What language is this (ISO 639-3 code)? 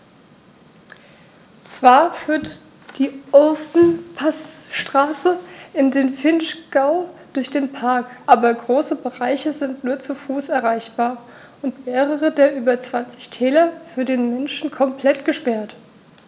deu